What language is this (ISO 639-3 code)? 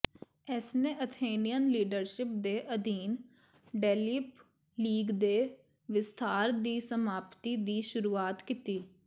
pan